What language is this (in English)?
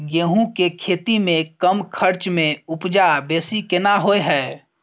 Maithili